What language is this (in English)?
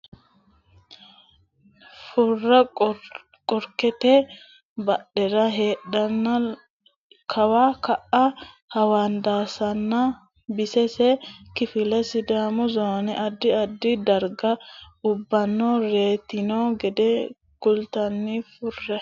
Sidamo